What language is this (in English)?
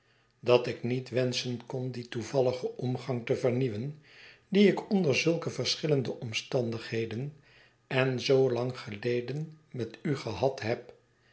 Dutch